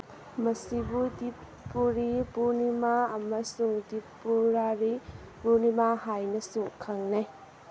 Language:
Manipuri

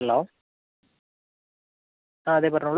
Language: Malayalam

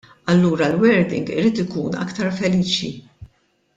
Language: Maltese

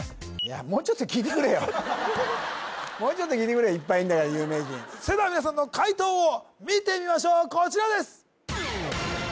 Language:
Japanese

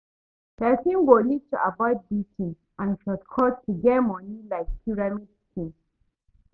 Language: Nigerian Pidgin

